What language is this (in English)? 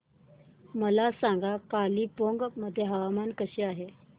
Marathi